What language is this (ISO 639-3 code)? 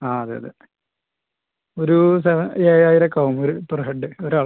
mal